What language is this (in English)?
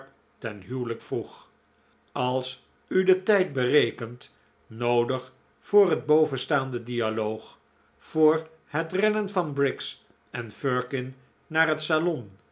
Dutch